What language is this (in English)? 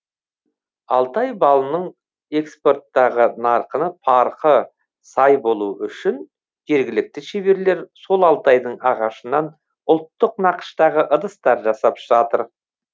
Kazakh